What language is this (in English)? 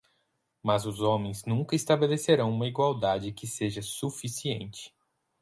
Portuguese